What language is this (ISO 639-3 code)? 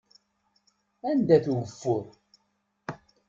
kab